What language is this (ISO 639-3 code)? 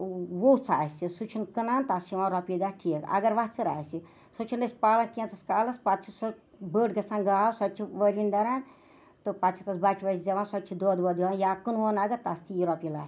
kas